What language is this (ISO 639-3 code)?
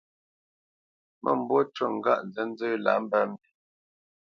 bce